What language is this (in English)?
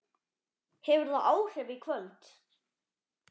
Icelandic